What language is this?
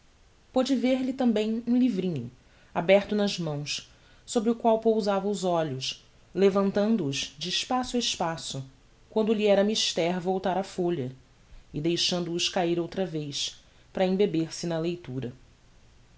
Portuguese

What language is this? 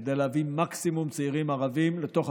Hebrew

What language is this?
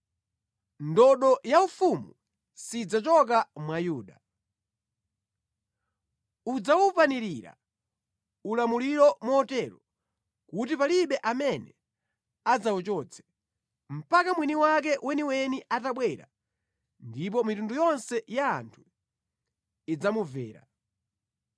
Nyanja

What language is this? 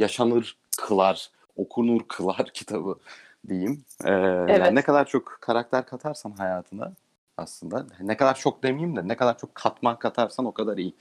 Turkish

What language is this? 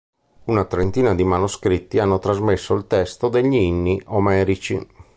Italian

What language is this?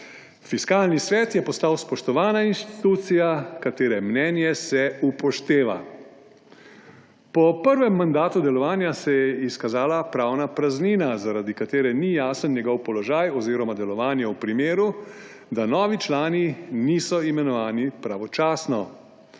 Slovenian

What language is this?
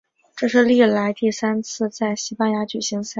Chinese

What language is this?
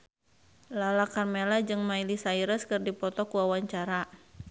Sundanese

